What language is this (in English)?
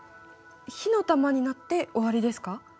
Japanese